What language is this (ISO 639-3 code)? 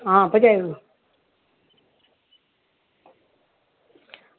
doi